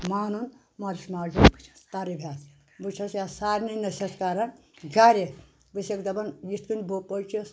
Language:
Kashmiri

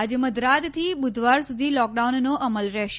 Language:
Gujarati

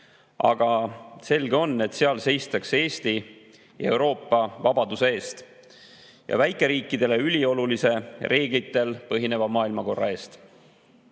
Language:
Estonian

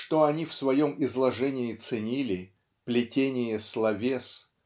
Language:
Russian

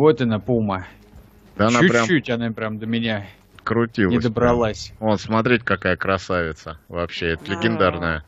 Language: Russian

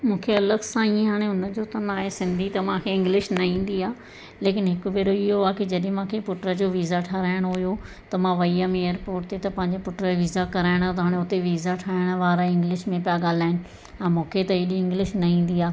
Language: Sindhi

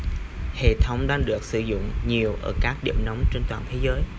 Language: Vietnamese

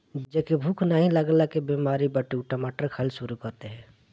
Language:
Bhojpuri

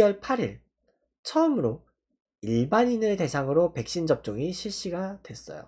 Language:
Korean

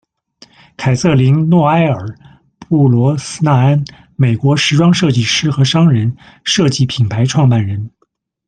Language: Chinese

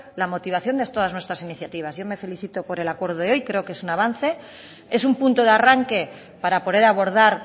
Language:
Spanish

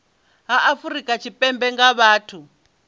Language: Venda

